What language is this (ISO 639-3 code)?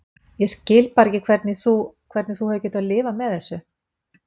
isl